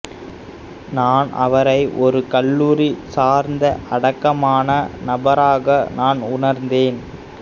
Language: Tamil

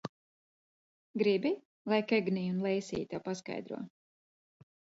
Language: Latvian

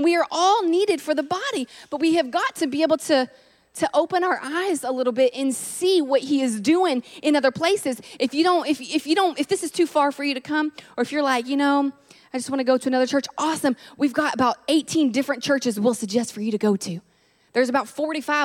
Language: English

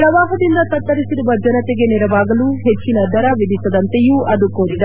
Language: Kannada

